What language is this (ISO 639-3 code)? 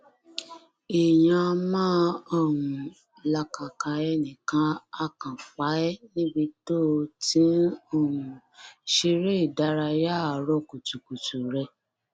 yor